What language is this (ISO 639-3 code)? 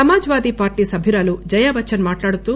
tel